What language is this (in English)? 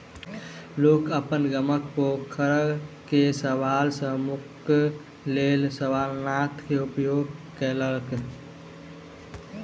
Maithili